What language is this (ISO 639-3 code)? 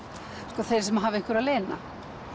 isl